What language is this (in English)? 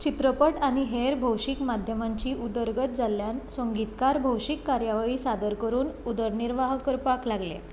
Konkani